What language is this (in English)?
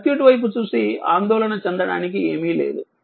Telugu